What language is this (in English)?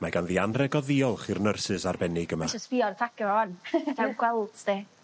Welsh